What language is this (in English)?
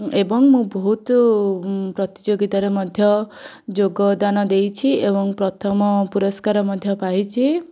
Odia